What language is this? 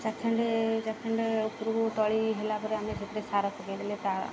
Odia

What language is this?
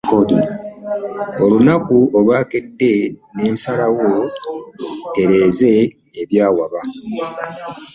Ganda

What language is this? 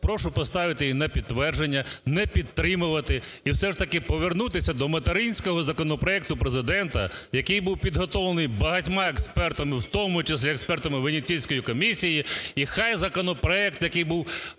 Ukrainian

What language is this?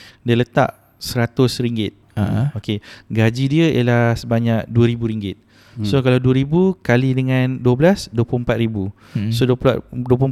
Malay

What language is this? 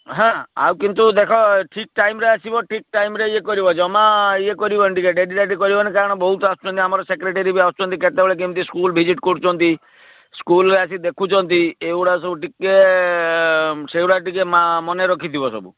Odia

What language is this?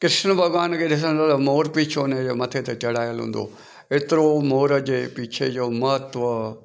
Sindhi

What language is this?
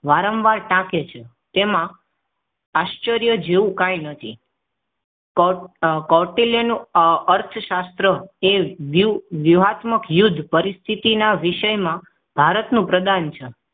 Gujarati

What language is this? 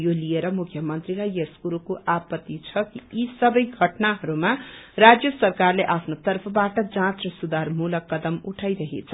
Nepali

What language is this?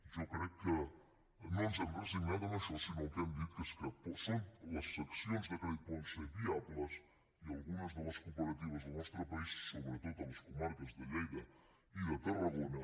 Catalan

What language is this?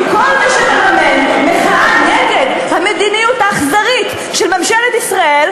Hebrew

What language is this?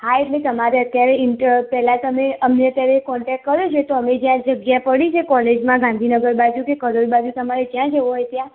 Gujarati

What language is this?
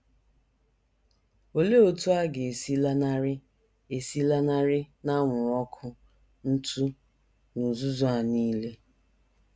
Igbo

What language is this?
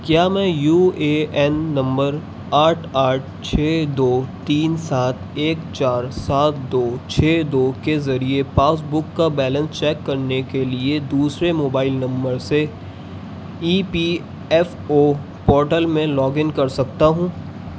Urdu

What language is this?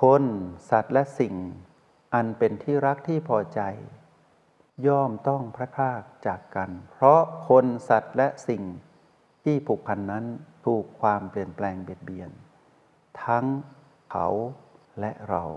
Thai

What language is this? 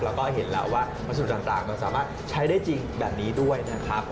Thai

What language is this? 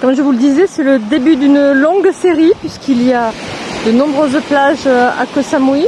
French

